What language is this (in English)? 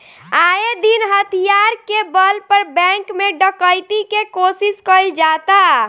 Bhojpuri